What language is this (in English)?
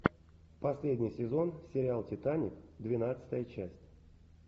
Russian